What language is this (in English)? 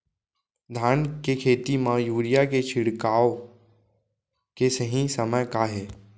Chhattisgarhi